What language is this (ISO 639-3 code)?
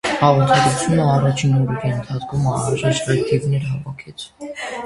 hye